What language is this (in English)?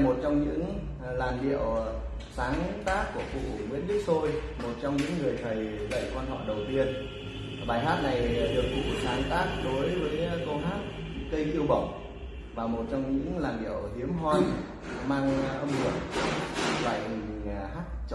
Vietnamese